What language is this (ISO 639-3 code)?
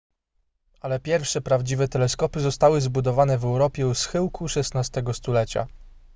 pol